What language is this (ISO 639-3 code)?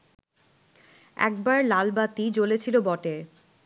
ben